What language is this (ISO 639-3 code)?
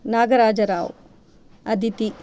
san